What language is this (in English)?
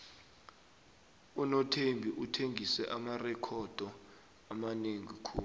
South Ndebele